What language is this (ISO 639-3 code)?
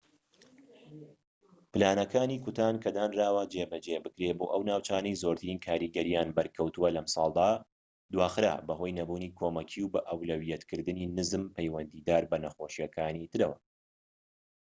ckb